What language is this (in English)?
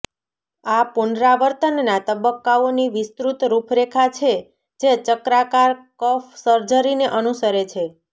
Gujarati